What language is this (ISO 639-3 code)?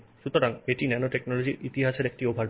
ben